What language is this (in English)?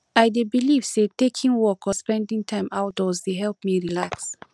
Nigerian Pidgin